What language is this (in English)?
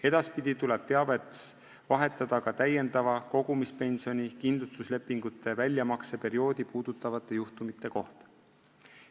Estonian